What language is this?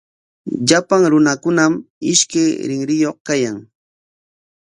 Corongo Ancash Quechua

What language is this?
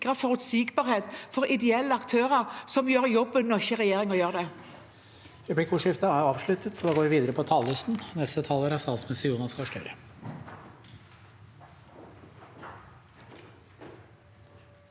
Norwegian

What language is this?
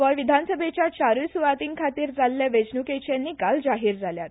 Konkani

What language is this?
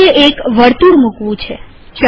Gujarati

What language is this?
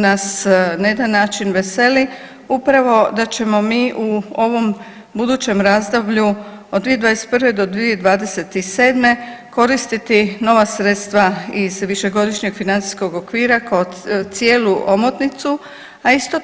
Croatian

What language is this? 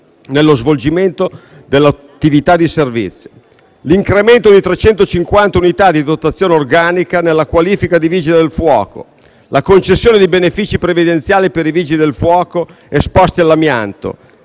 Italian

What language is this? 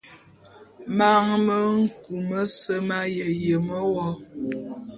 Bulu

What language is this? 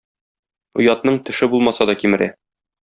Tatar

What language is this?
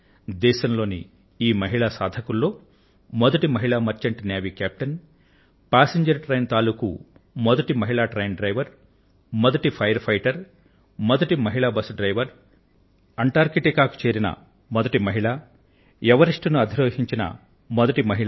Telugu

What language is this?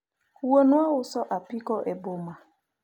Luo (Kenya and Tanzania)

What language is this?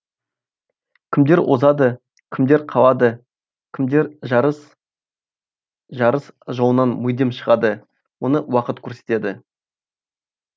Kazakh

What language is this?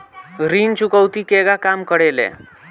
Bhojpuri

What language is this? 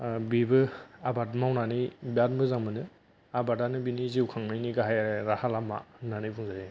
Bodo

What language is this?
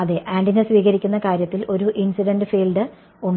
Malayalam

